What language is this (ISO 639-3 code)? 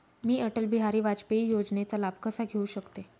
mar